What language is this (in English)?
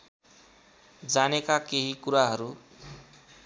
Nepali